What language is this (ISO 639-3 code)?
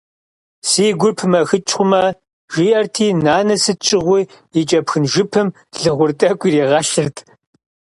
kbd